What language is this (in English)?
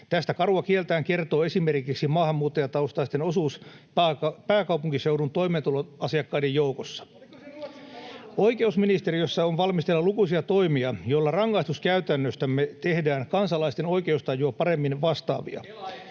Finnish